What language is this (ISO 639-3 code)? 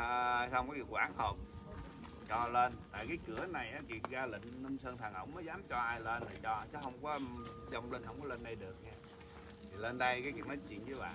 vie